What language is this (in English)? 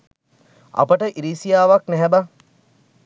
Sinhala